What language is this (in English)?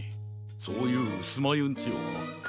Japanese